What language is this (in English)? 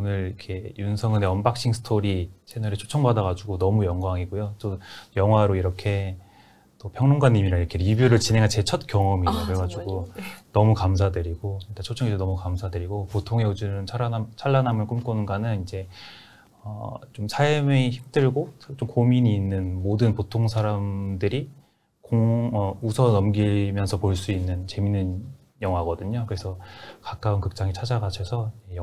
Korean